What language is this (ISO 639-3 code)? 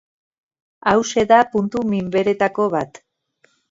eus